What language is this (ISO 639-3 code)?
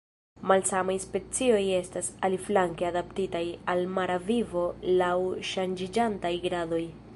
epo